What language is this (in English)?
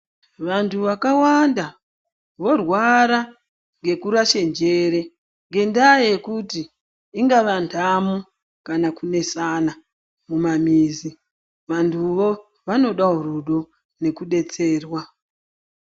Ndau